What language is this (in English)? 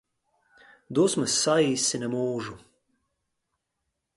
Latvian